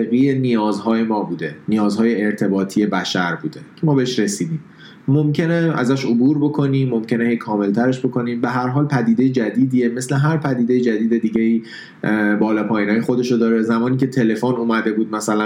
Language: Persian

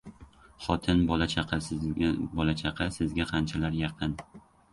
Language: Uzbek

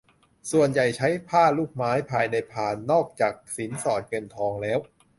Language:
Thai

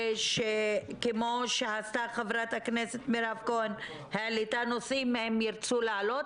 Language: Hebrew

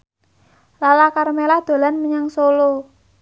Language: Javanese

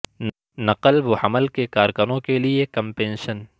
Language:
Urdu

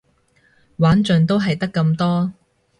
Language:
Cantonese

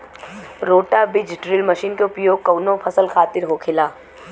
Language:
Bhojpuri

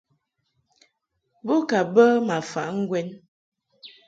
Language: Mungaka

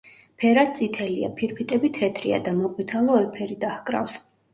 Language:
Georgian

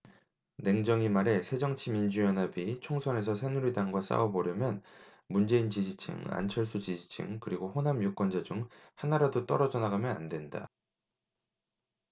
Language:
Korean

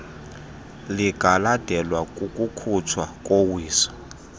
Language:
Xhosa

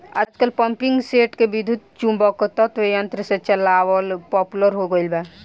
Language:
Bhojpuri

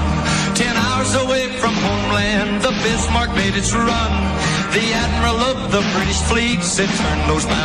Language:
Slovak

